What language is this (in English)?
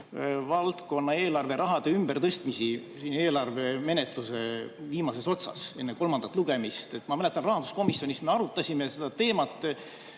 Estonian